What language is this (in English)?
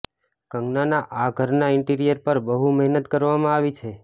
Gujarati